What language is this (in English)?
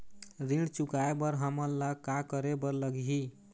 Chhattisgarhi